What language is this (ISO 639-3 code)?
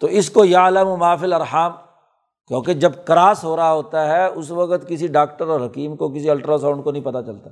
urd